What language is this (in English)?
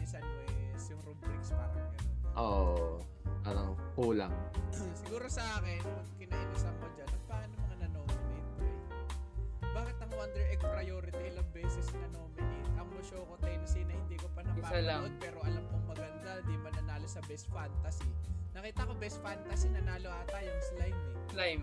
Filipino